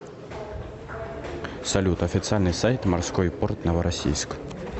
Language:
Russian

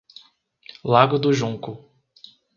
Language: Portuguese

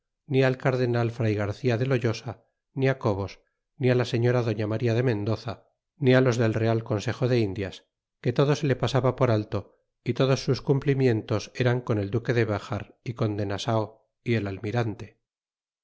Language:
Spanish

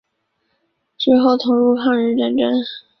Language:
Chinese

